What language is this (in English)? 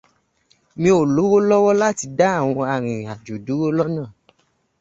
Yoruba